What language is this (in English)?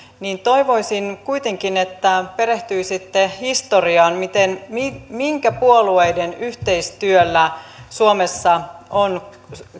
Finnish